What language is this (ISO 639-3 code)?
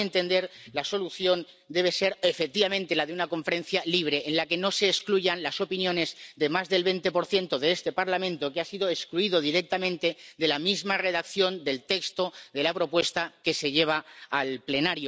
spa